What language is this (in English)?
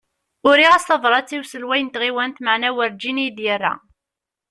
Kabyle